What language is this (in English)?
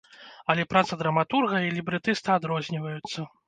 Belarusian